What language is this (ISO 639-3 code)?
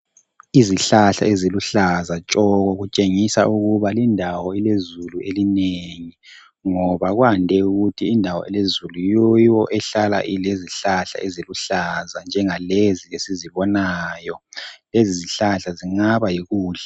nde